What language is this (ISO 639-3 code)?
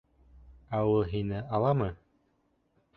bak